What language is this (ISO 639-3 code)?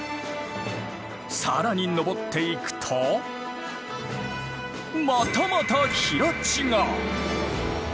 jpn